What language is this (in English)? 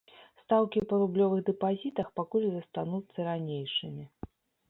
Belarusian